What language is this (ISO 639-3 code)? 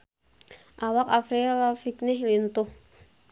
sun